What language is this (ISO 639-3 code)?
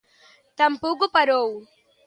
glg